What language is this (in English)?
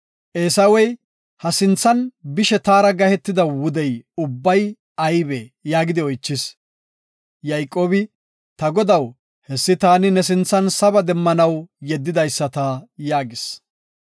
Gofa